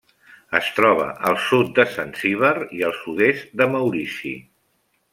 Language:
Catalan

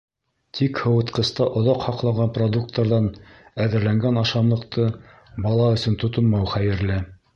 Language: Bashkir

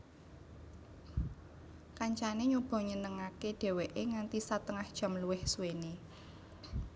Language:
Javanese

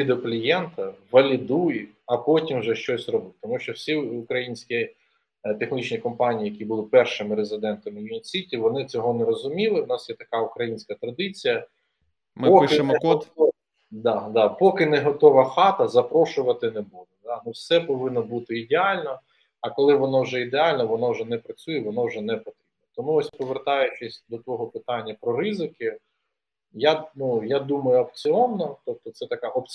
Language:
Ukrainian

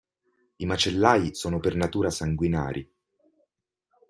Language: Italian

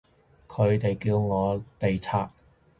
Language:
Cantonese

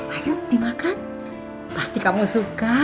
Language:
Indonesian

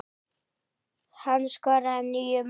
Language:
Icelandic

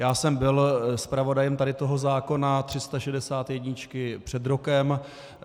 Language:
Czech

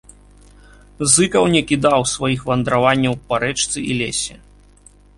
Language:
Belarusian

